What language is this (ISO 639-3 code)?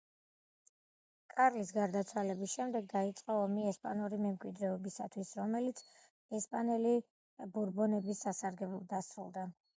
kat